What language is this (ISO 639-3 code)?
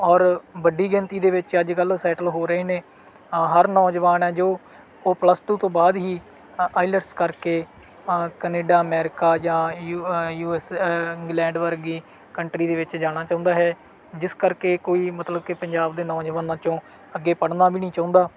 pan